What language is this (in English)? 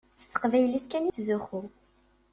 Kabyle